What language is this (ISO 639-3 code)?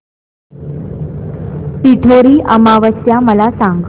mar